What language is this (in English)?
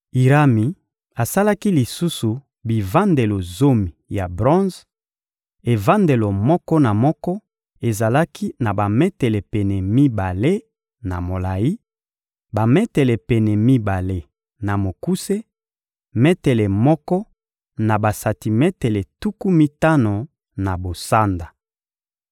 Lingala